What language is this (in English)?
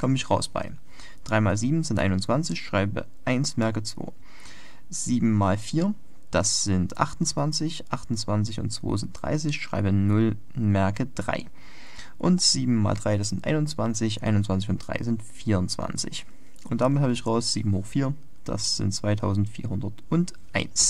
German